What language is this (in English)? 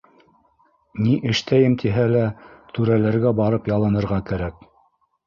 Bashkir